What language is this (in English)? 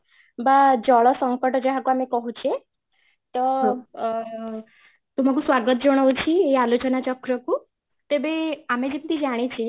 Odia